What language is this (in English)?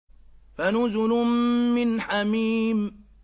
Arabic